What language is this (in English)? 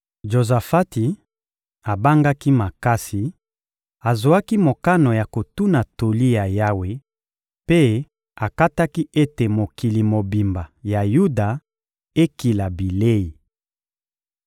Lingala